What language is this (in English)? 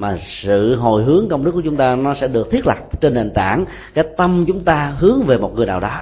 Vietnamese